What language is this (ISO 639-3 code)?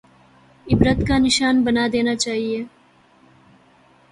urd